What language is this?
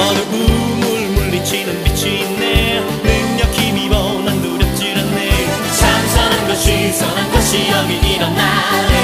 Korean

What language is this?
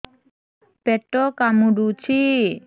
Odia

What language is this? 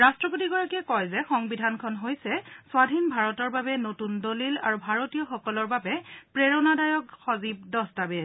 Assamese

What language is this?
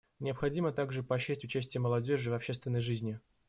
Russian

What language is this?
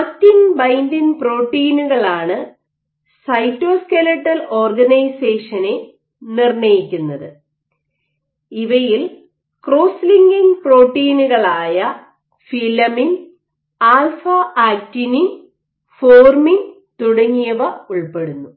Malayalam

